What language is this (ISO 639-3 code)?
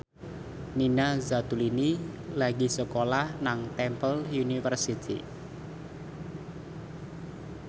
jav